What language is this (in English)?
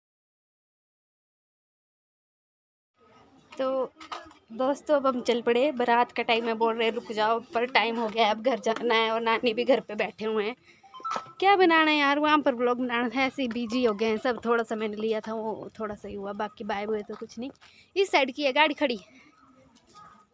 Hindi